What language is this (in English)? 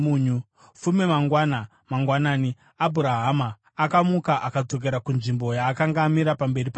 Shona